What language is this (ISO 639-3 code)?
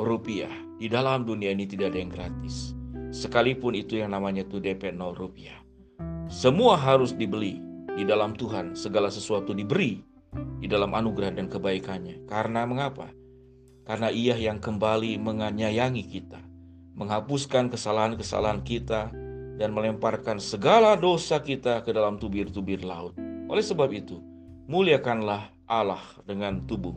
ind